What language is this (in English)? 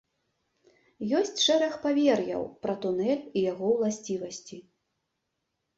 Belarusian